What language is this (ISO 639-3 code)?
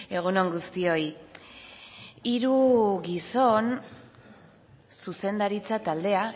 eus